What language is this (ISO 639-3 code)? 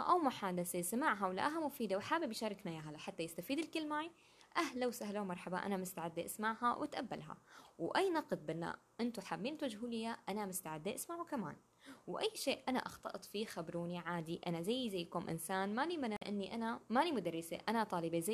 ara